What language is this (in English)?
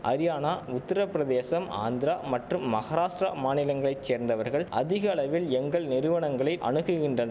Tamil